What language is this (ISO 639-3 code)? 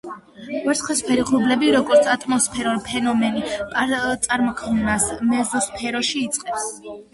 kat